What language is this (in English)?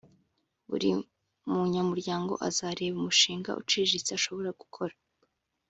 Kinyarwanda